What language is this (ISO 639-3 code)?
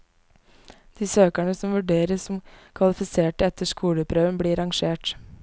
nor